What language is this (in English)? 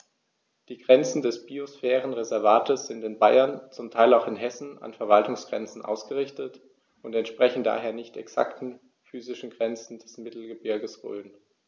German